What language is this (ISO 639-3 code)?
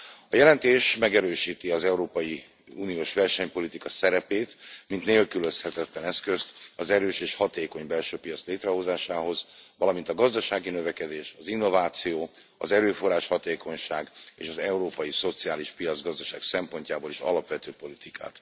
hun